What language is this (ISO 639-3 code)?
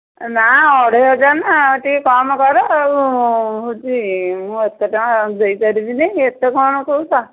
ori